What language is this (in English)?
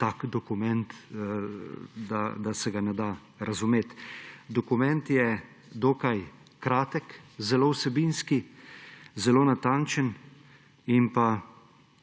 Slovenian